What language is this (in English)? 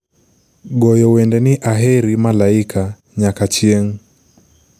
Luo (Kenya and Tanzania)